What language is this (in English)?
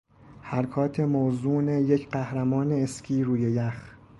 Persian